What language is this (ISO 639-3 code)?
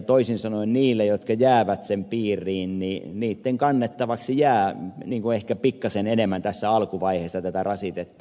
fin